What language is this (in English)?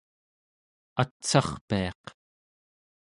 Central Yupik